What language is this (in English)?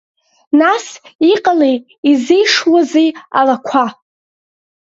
Abkhazian